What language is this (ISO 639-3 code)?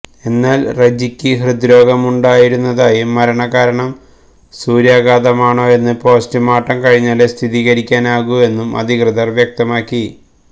mal